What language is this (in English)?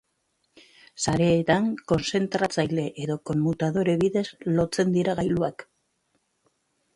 Basque